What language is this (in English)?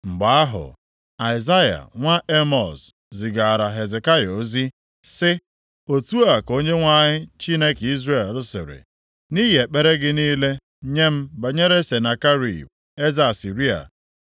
Igbo